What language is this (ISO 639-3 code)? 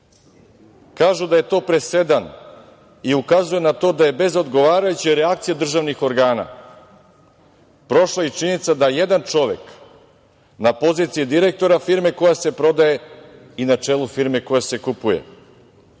srp